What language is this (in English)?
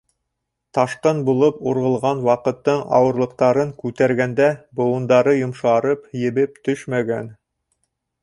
Bashkir